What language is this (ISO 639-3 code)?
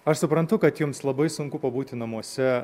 lit